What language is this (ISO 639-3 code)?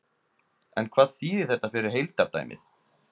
isl